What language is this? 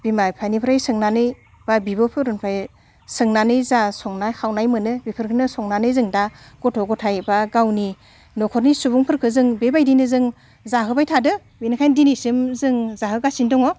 Bodo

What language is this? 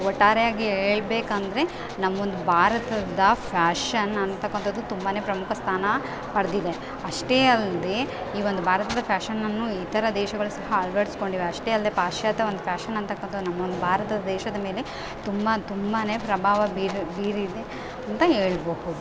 Kannada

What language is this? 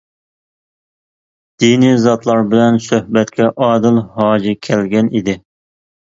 Uyghur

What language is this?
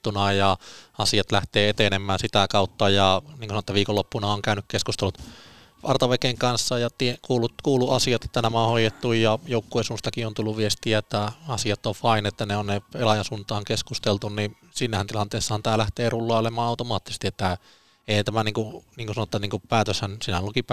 Finnish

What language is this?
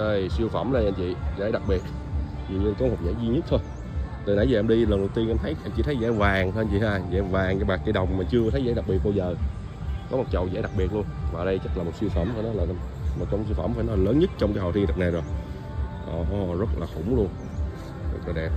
Vietnamese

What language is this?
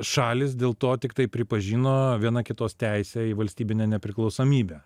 Lithuanian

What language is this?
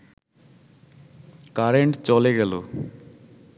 Bangla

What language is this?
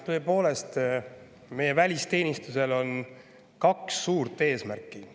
Estonian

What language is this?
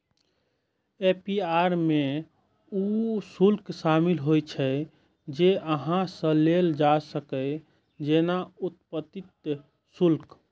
Maithili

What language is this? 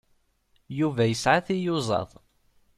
Kabyle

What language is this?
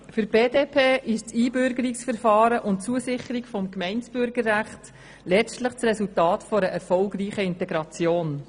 Swiss German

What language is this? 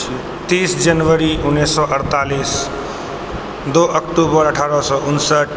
Maithili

